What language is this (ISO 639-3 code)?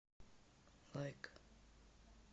rus